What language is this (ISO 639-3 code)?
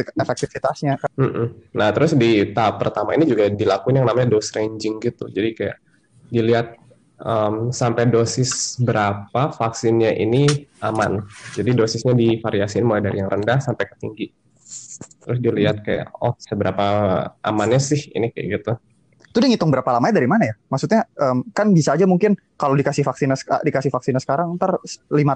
ind